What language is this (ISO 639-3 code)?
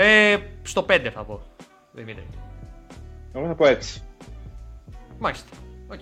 ell